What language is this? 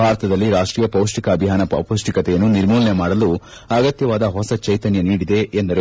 Kannada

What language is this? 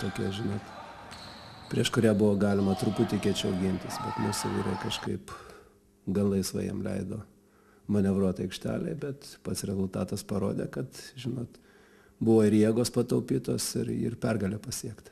Lithuanian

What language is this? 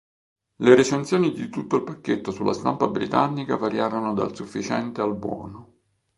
Italian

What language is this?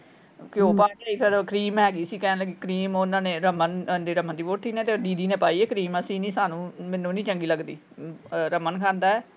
Punjabi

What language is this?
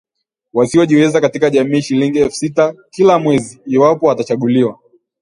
Swahili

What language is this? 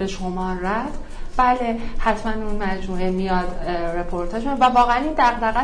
Persian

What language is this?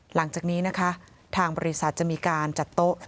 Thai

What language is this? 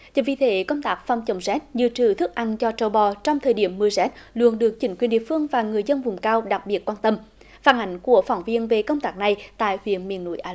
Vietnamese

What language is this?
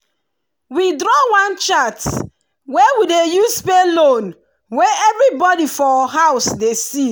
Nigerian Pidgin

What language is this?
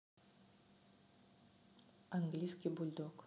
Russian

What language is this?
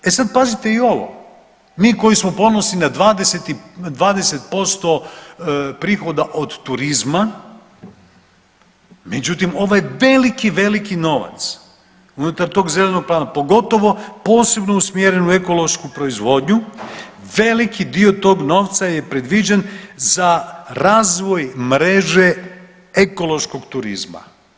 Croatian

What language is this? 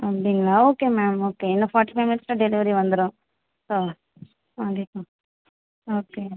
Tamil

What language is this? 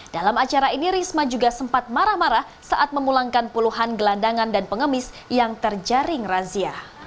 Indonesian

